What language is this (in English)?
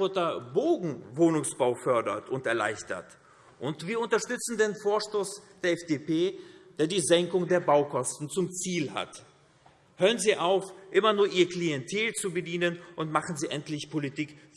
German